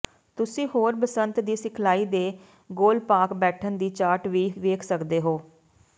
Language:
Punjabi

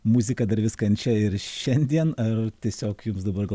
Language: Lithuanian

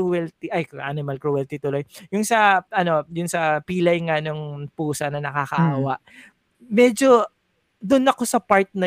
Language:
Filipino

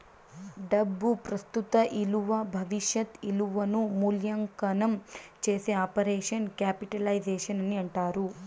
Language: Telugu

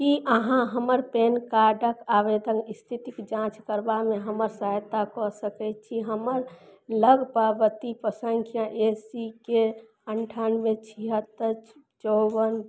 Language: Maithili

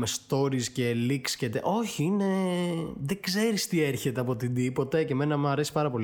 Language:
Greek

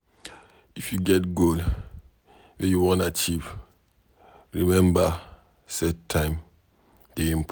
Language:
Nigerian Pidgin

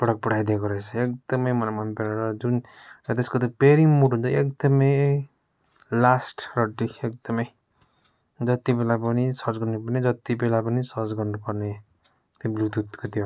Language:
Nepali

